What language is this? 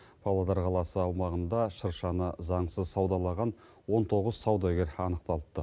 Kazakh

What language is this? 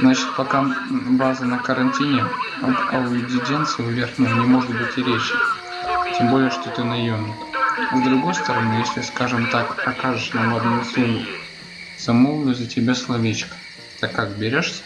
Russian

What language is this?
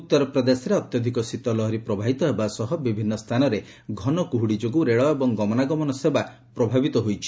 Odia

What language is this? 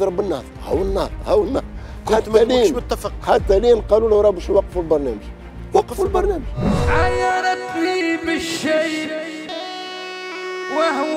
Arabic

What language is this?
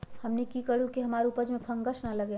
Magahi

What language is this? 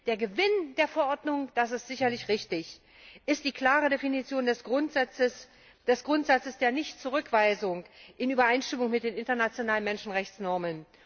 German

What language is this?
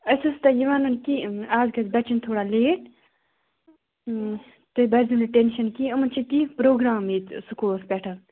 Kashmiri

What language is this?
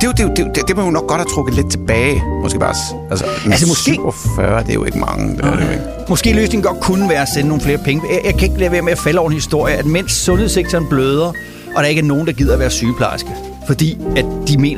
Danish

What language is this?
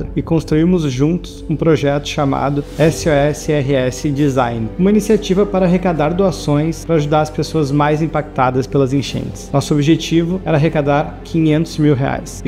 Portuguese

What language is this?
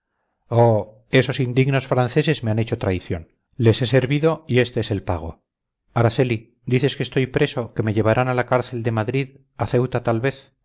Spanish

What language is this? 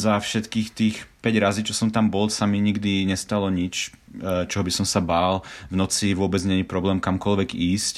Slovak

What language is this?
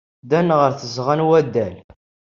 Kabyle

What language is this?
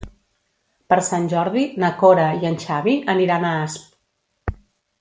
Catalan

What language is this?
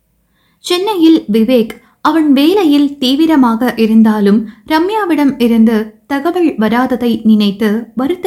Tamil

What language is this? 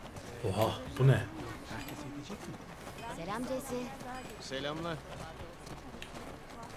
Turkish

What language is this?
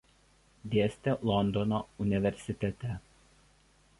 Lithuanian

